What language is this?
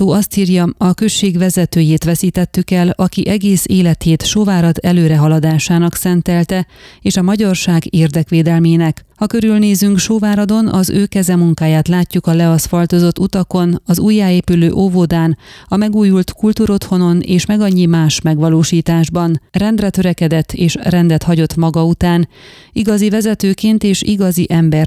Hungarian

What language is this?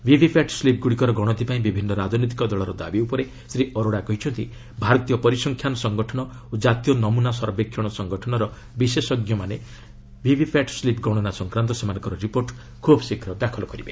Odia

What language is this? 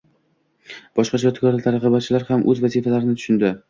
Uzbek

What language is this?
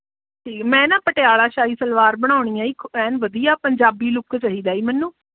Punjabi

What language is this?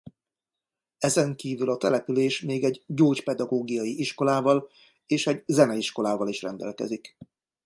Hungarian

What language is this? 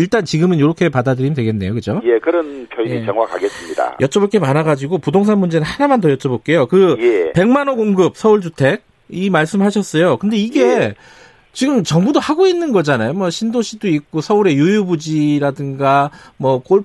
Korean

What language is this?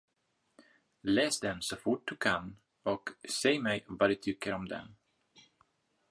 Swedish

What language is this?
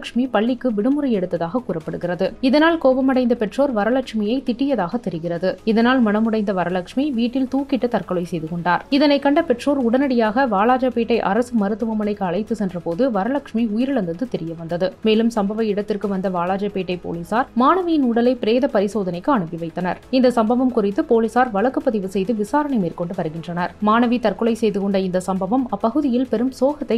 Turkish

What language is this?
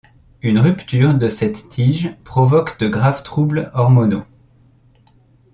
French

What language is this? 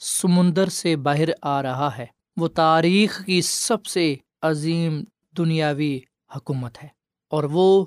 Urdu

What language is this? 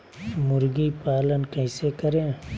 Magahi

